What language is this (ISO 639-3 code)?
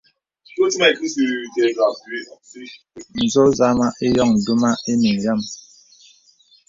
beb